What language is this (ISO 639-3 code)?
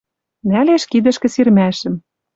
mrj